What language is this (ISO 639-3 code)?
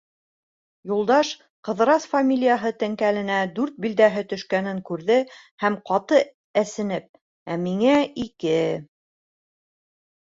bak